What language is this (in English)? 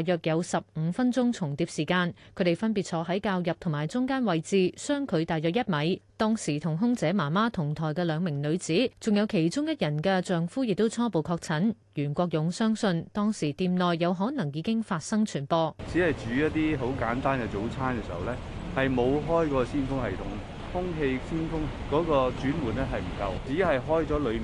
Chinese